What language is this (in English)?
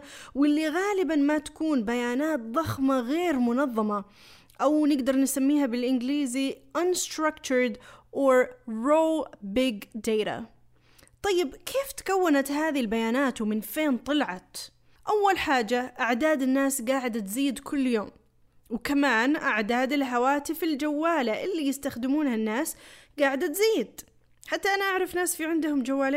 Arabic